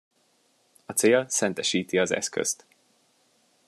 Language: Hungarian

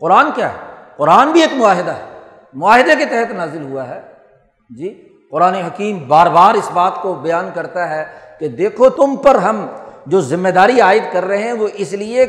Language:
Urdu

